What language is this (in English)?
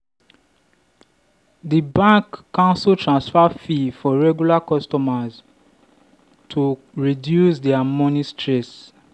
Nigerian Pidgin